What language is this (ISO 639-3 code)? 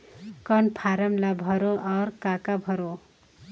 hne